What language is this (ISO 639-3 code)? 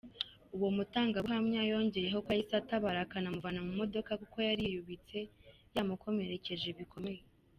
kin